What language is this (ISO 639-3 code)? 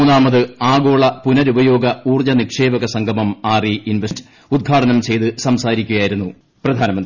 mal